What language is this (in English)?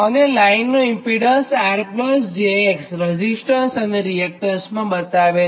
Gujarati